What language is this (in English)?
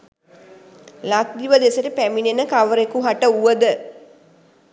Sinhala